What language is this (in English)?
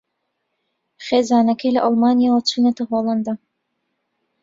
Central Kurdish